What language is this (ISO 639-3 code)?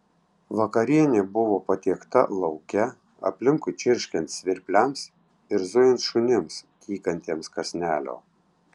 lit